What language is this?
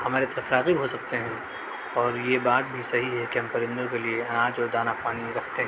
Urdu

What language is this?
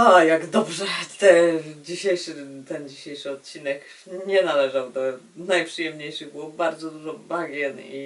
Polish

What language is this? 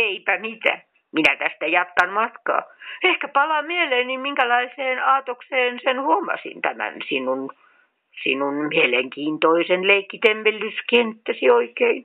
Finnish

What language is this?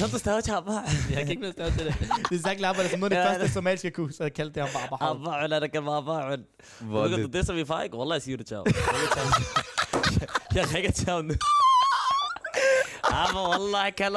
Danish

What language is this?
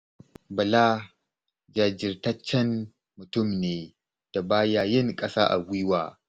Hausa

